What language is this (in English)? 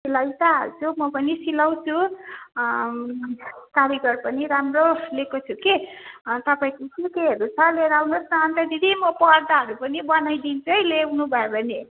Nepali